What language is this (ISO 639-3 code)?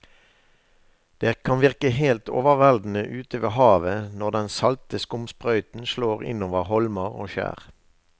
nor